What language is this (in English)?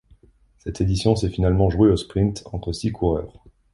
French